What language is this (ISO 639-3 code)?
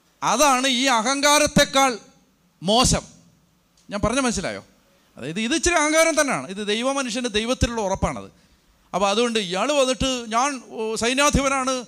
mal